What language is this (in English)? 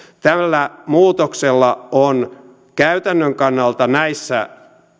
Finnish